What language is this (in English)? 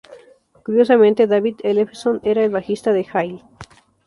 Spanish